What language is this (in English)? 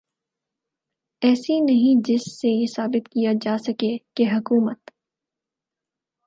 Urdu